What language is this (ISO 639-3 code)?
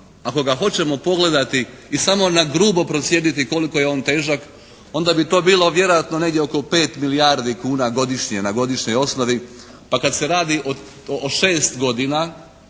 hrv